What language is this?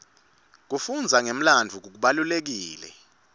Swati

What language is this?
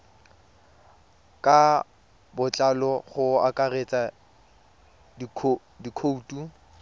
Tswana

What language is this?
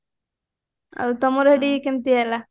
Odia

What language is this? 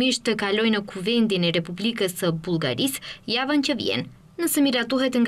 Romanian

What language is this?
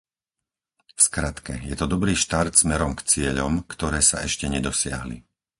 Slovak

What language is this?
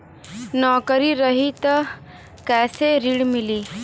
Bhojpuri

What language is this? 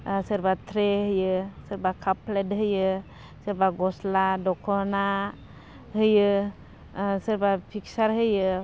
Bodo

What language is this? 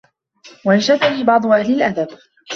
Arabic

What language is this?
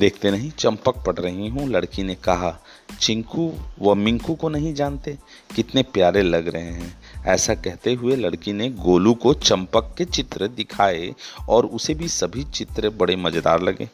Hindi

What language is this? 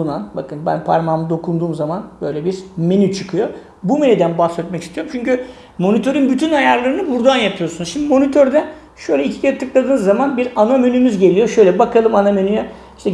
Turkish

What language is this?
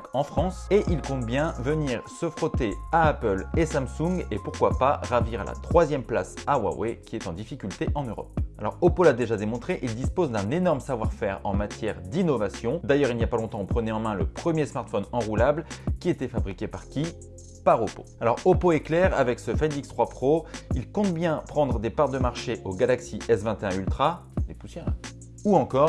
French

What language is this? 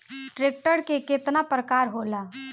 Bhojpuri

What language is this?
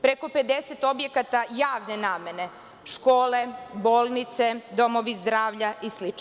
Serbian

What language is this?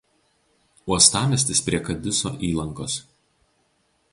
Lithuanian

